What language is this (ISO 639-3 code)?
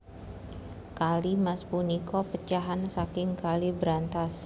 jav